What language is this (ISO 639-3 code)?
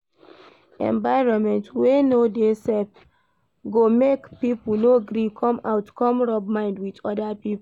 pcm